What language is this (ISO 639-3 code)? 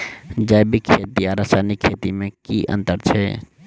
mai